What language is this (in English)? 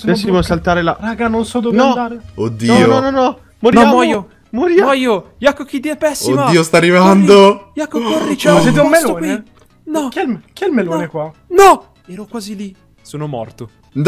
Italian